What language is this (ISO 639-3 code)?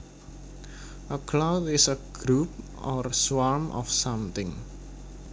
jav